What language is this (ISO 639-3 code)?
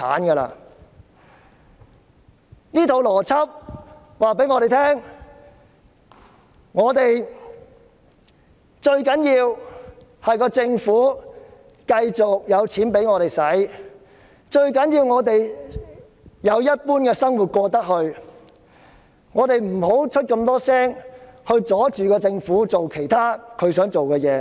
yue